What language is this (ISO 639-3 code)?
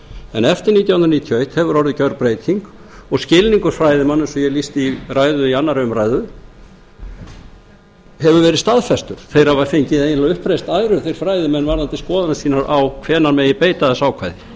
isl